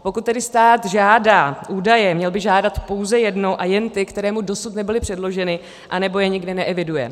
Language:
Czech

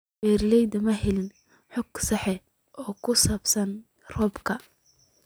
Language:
Somali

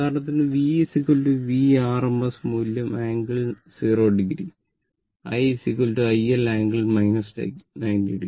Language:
Malayalam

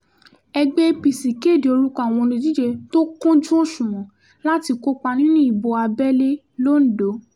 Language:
Yoruba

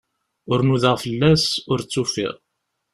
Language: Kabyle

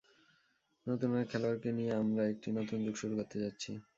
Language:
Bangla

